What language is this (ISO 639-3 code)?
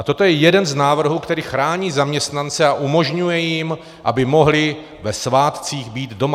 ces